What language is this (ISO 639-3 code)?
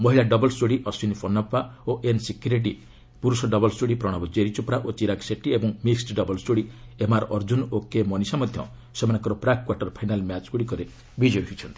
ori